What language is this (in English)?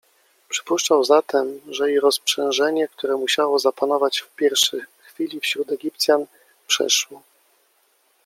Polish